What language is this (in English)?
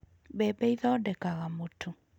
Kikuyu